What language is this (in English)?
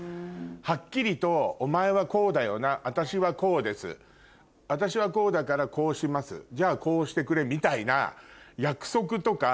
Japanese